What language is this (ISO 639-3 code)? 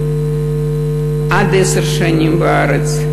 heb